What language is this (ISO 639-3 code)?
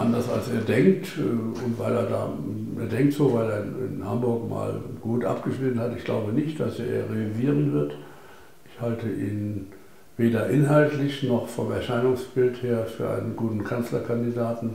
deu